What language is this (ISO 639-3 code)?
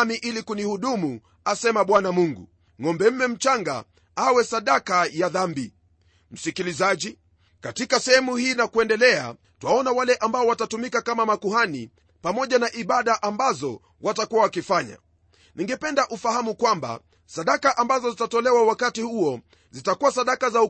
swa